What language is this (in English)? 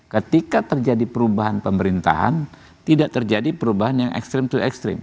Indonesian